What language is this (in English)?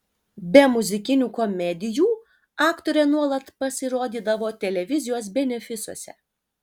Lithuanian